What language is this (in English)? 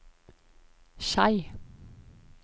Norwegian